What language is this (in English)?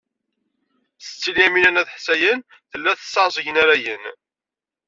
Kabyle